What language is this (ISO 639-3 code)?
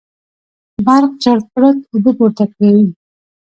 pus